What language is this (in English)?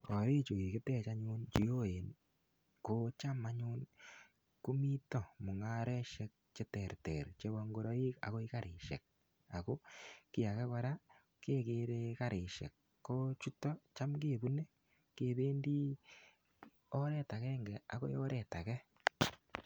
Kalenjin